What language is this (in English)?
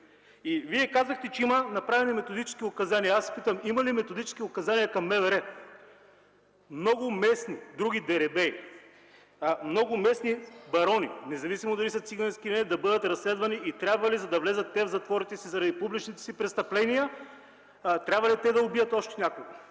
Bulgarian